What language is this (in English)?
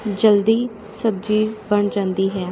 Punjabi